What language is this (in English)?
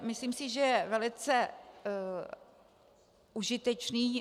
Czech